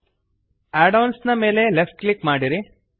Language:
Kannada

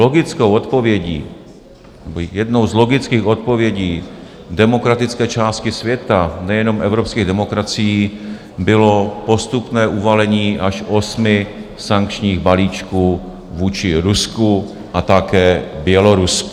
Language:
Czech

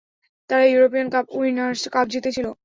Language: Bangla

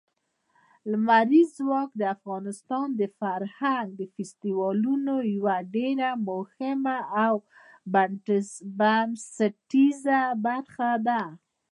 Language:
Pashto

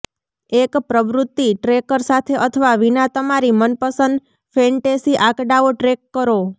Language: Gujarati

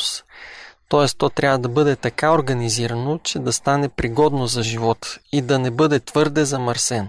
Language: Bulgarian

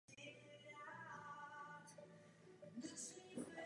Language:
Czech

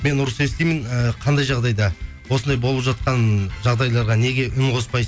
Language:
Kazakh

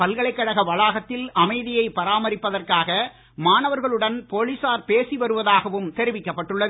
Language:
Tamil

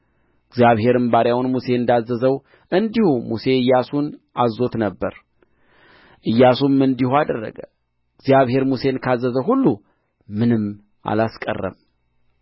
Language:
Amharic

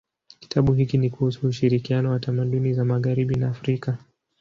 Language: Swahili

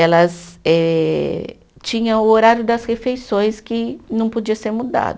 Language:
Portuguese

